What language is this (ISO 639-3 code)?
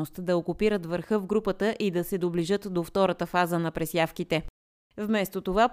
bul